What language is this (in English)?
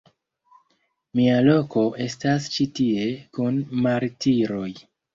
Esperanto